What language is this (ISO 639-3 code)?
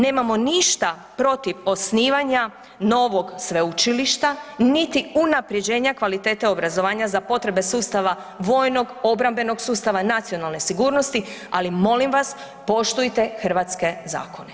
hrv